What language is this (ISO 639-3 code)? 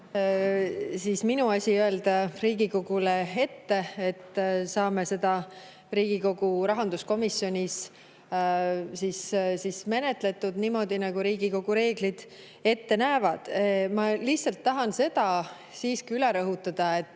est